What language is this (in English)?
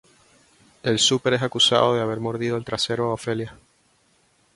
Spanish